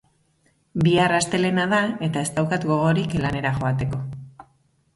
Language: Basque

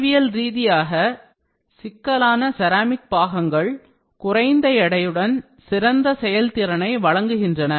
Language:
Tamil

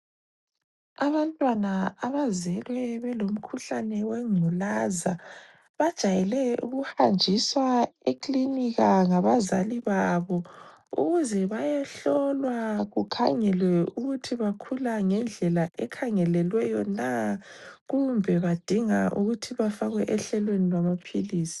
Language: North Ndebele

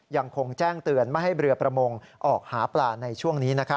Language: Thai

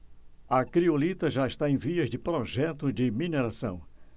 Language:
Portuguese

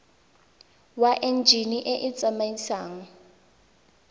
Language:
Tswana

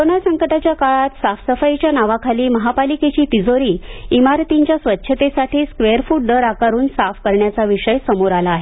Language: Marathi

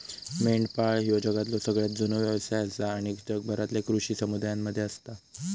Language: Marathi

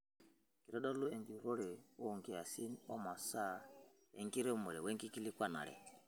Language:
Masai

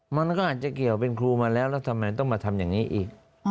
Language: Thai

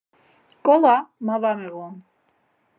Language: Laz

